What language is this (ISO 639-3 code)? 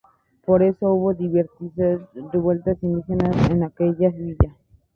spa